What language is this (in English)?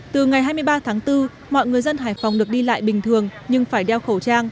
Vietnamese